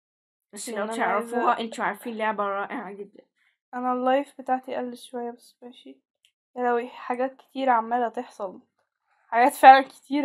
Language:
Arabic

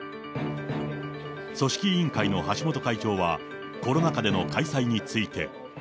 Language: Japanese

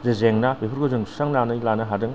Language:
Bodo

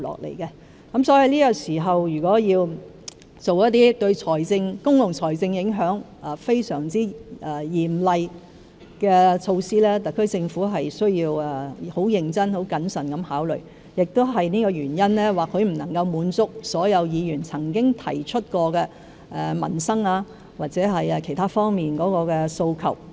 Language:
Cantonese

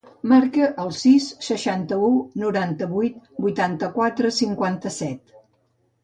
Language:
Catalan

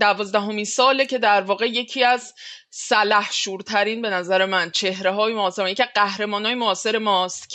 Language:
Persian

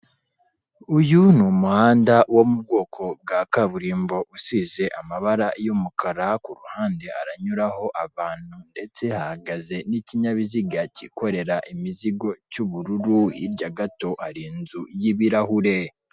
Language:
Kinyarwanda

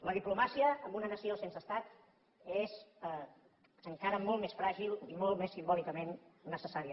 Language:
Catalan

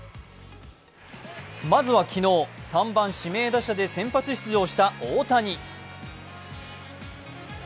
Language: Japanese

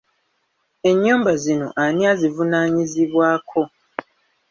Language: Ganda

